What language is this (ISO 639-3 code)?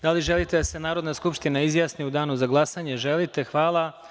srp